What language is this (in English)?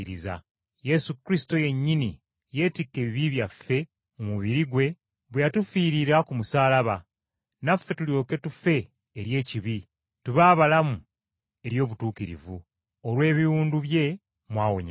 Ganda